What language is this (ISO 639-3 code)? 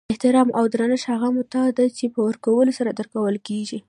pus